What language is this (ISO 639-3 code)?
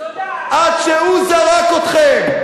heb